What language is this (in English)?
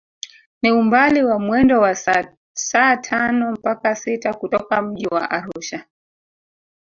Swahili